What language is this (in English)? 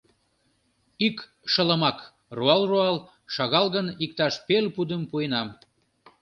Mari